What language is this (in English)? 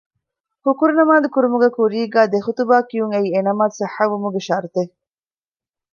Divehi